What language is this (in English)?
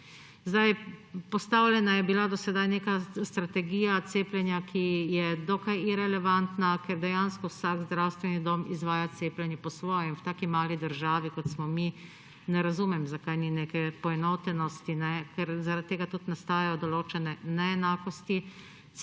Slovenian